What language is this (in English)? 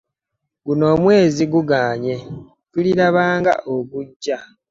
Ganda